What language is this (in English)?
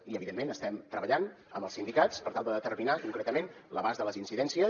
Catalan